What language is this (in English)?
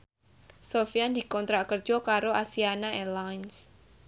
Javanese